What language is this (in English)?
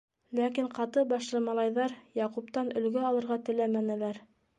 Bashkir